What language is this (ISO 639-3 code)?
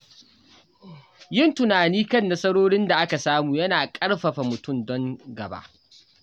hau